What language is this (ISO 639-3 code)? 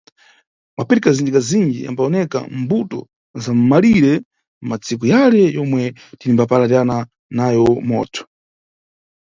nyu